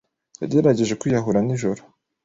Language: Kinyarwanda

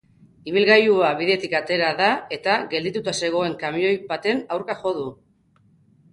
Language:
Basque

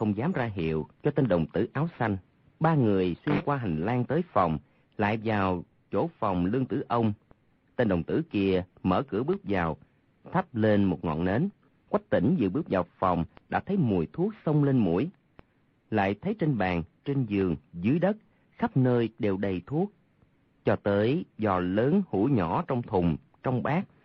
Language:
Vietnamese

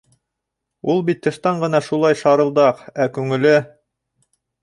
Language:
Bashkir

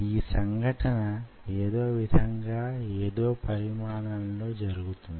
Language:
Telugu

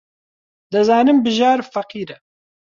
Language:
Central Kurdish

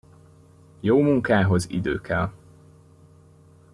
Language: Hungarian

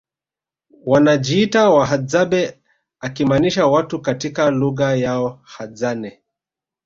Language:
Swahili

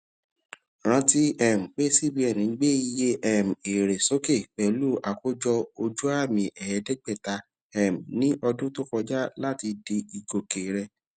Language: Yoruba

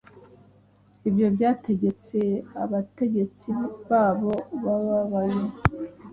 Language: Kinyarwanda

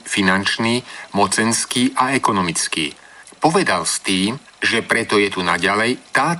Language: Slovak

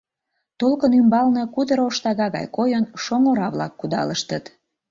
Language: Mari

